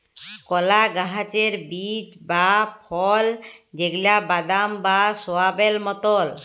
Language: Bangla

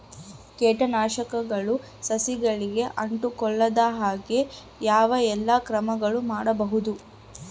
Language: Kannada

